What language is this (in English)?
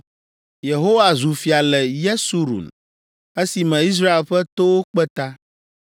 Ewe